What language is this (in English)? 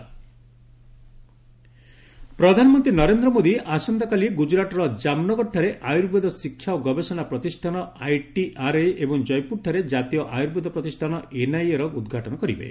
Odia